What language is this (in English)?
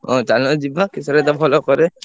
Odia